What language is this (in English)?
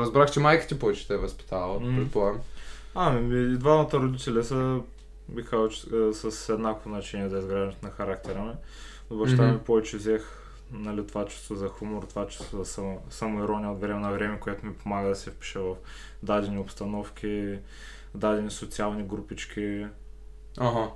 Bulgarian